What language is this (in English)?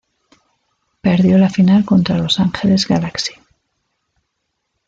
Spanish